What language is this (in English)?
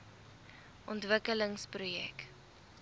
Afrikaans